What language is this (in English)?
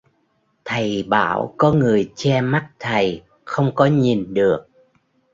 Vietnamese